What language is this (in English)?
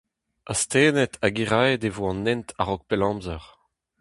Breton